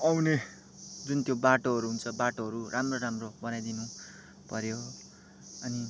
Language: Nepali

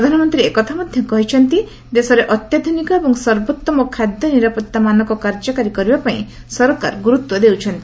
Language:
Odia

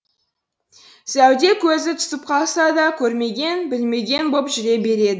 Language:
Kazakh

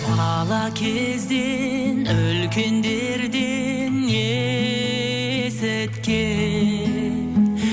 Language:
Kazakh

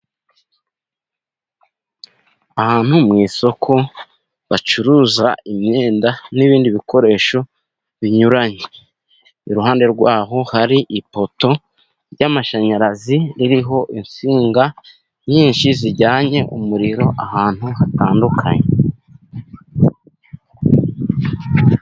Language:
Kinyarwanda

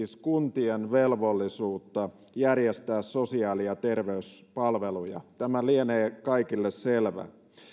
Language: Finnish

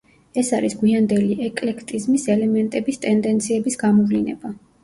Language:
Georgian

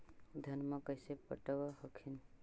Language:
Magahi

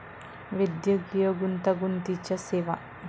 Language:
Marathi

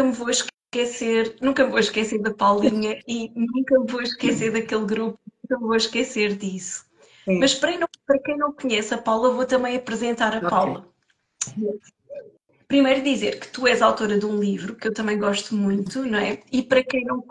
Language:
Portuguese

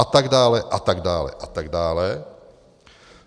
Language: Czech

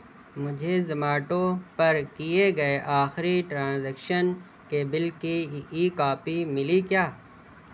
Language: Urdu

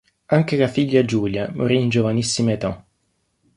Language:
Italian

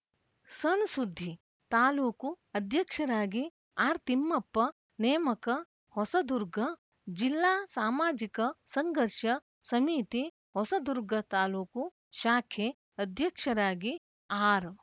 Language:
Kannada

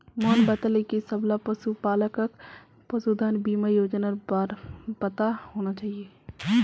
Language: Magahi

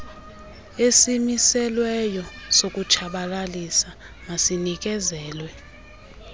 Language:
Xhosa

